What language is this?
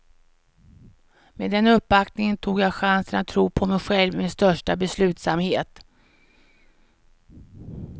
Swedish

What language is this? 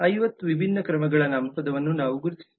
Kannada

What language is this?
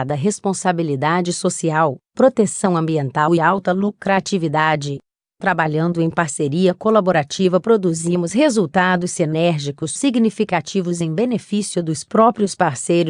Portuguese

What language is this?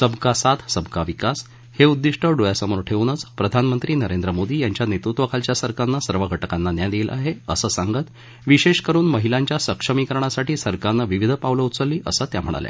Marathi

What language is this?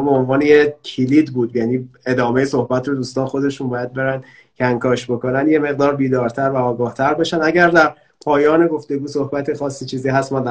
Persian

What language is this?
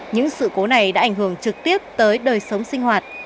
Vietnamese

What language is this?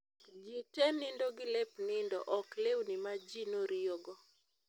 Luo (Kenya and Tanzania)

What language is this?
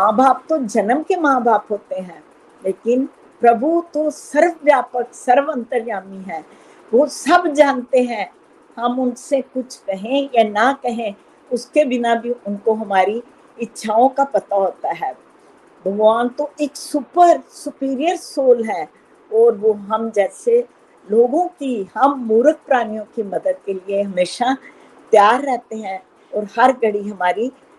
Hindi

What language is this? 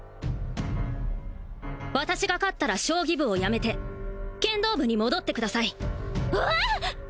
Japanese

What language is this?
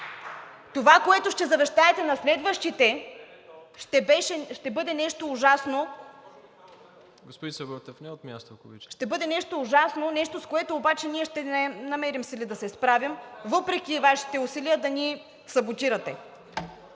Bulgarian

